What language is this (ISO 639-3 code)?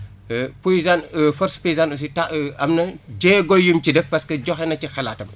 wol